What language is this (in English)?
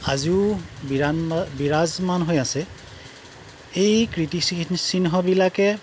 Assamese